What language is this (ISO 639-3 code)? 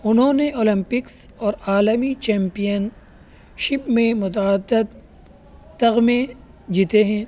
urd